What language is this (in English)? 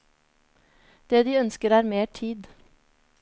Norwegian